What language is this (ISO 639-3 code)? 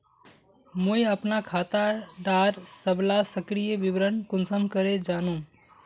mag